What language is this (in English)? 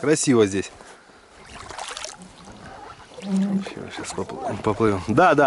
Russian